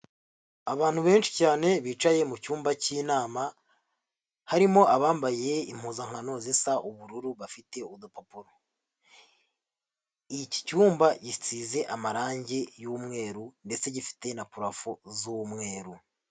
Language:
Kinyarwanda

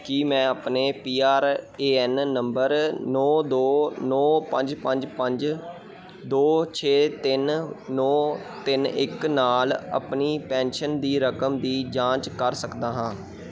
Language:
Punjabi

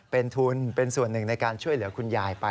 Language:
Thai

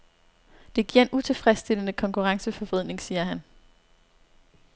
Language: Danish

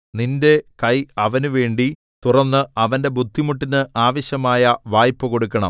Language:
Malayalam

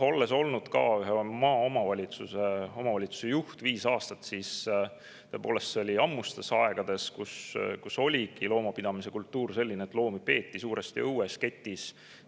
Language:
Estonian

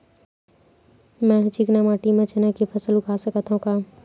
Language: Chhattisgarhi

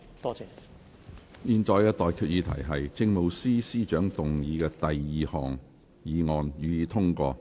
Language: Cantonese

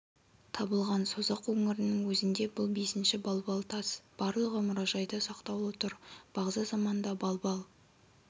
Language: Kazakh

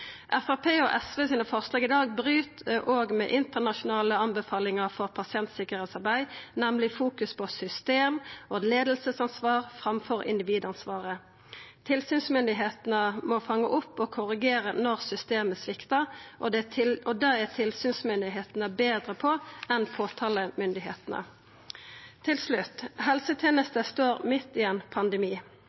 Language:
Norwegian Nynorsk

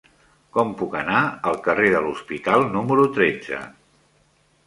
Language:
Catalan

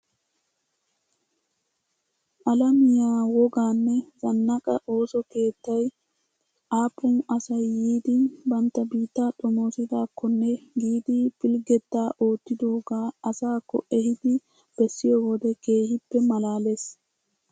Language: Wolaytta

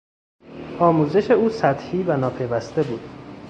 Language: Persian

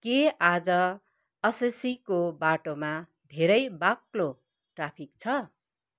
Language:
Nepali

